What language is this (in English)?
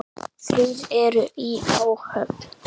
Icelandic